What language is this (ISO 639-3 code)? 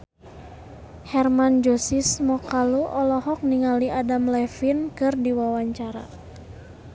sun